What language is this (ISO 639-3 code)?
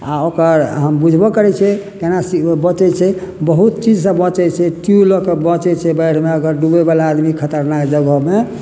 mai